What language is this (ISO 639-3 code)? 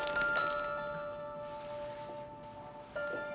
ind